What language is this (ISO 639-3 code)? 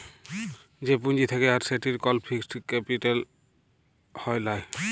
ben